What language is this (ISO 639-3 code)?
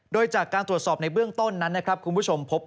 tha